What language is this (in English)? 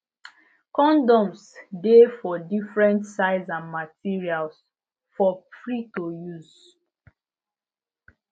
Nigerian Pidgin